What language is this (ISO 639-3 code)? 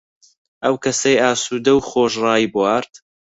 ckb